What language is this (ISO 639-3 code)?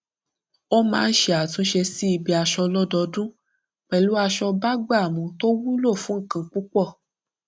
yor